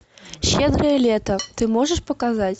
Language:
Russian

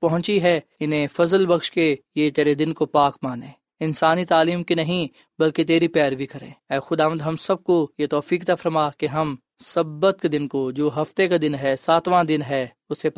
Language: Urdu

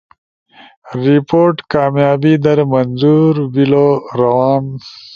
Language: Ushojo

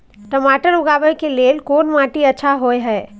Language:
Maithili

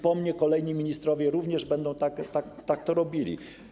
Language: Polish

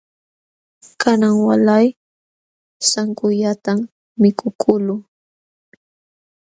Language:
Jauja Wanca Quechua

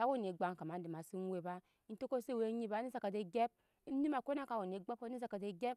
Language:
Nyankpa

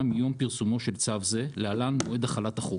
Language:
Hebrew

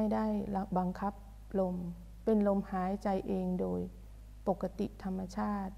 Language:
Thai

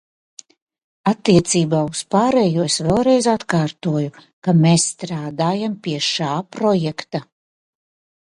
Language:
Latvian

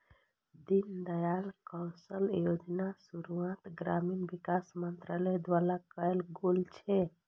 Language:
Maithili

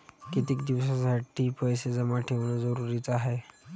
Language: Marathi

